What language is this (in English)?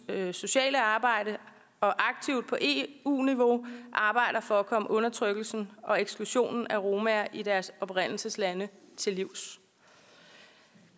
Danish